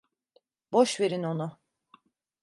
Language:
Turkish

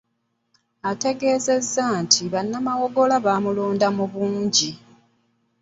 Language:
Ganda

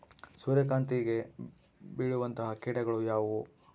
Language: Kannada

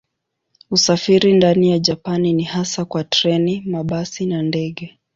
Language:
Swahili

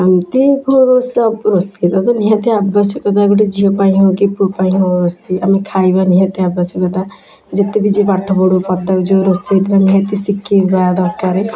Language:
Odia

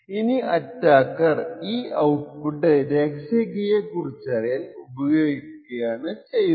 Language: Malayalam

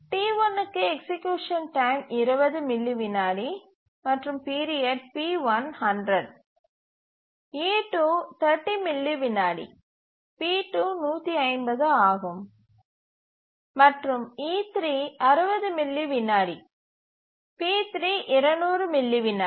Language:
Tamil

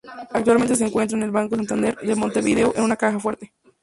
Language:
Spanish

